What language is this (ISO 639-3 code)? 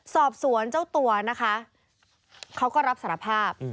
tha